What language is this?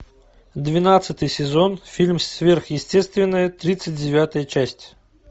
Russian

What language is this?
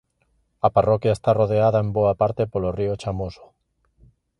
Galician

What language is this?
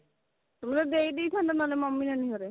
Odia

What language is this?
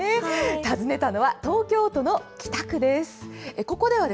Japanese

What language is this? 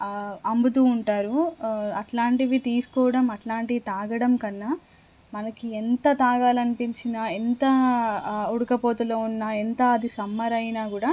Telugu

